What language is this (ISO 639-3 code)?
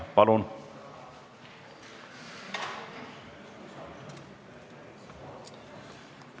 est